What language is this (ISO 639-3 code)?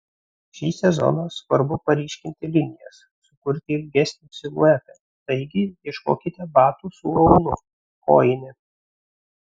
lit